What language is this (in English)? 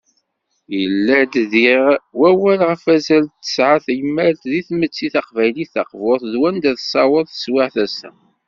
Kabyle